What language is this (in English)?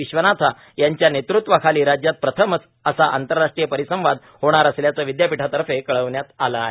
Marathi